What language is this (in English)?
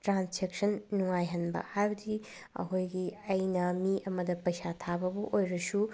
Manipuri